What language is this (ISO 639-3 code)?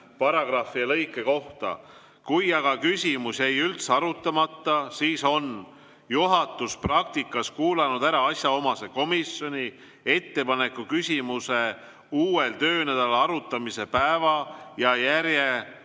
est